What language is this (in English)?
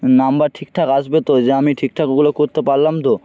Bangla